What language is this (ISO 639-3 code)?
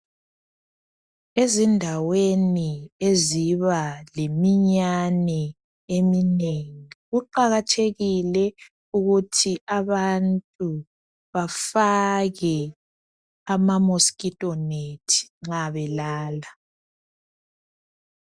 nde